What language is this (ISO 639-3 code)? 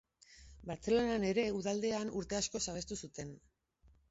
eus